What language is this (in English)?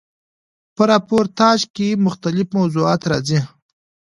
Pashto